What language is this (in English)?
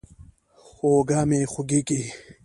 Pashto